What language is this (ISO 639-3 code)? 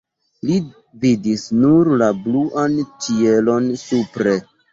epo